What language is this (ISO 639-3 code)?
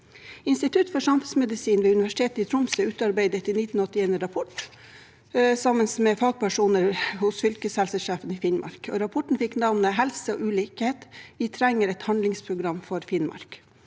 nor